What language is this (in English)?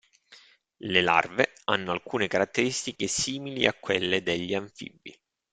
Italian